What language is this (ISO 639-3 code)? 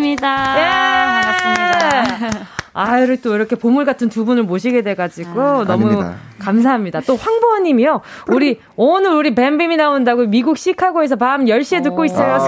kor